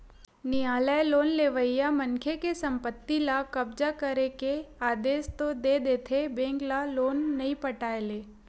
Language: Chhattisgarhi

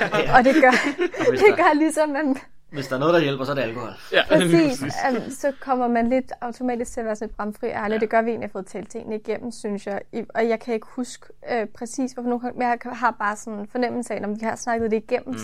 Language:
Danish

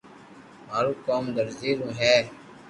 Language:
Loarki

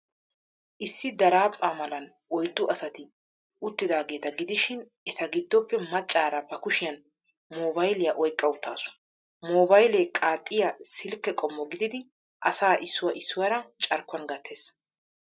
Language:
Wolaytta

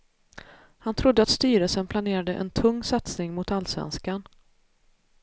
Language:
Swedish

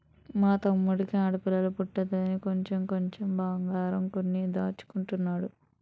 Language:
Telugu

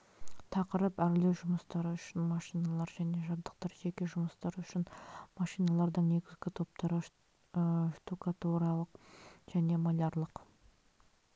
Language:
Kazakh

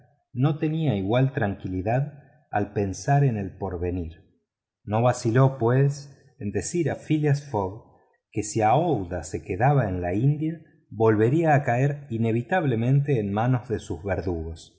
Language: Spanish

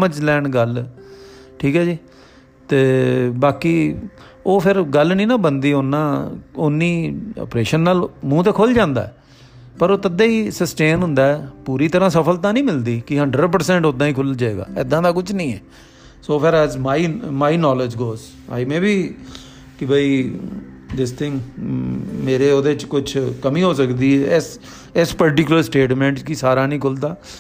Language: Punjabi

